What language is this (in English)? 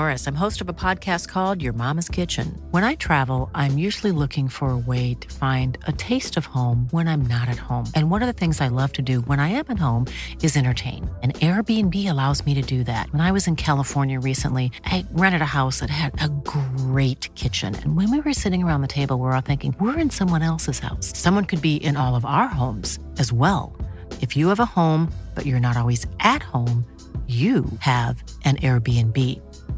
Danish